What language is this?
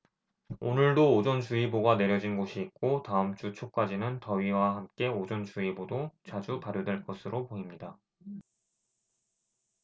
Korean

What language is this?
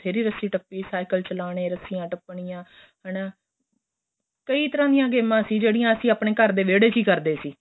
Punjabi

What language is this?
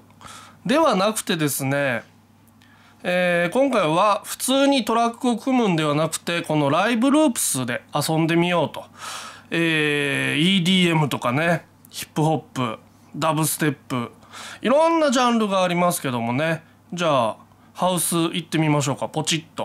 Japanese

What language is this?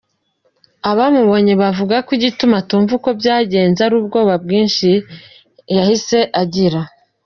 Kinyarwanda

